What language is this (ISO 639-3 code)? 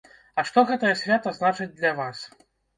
bel